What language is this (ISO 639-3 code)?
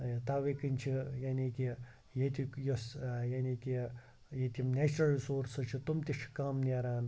kas